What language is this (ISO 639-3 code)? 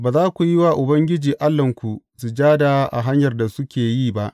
hau